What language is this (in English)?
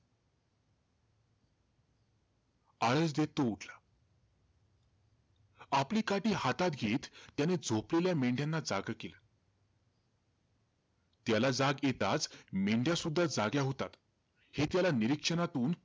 Marathi